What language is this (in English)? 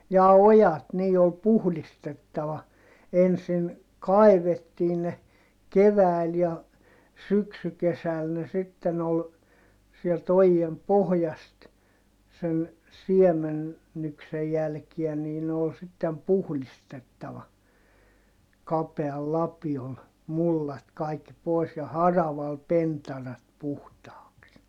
Finnish